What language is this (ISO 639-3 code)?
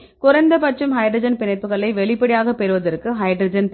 tam